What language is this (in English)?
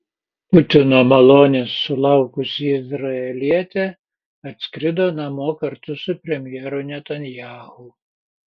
Lithuanian